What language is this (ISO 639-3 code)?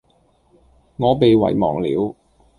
yue